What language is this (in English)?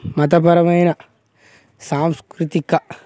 Telugu